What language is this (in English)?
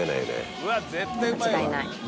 Japanese